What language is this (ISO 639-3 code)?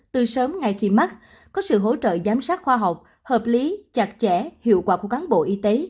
vie